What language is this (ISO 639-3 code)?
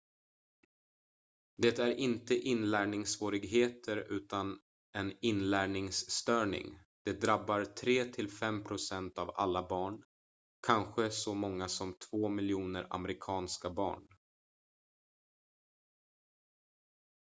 swe